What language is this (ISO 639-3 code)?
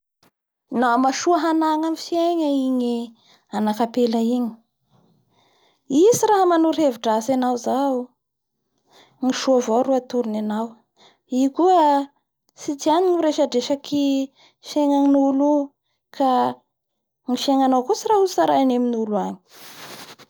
bhr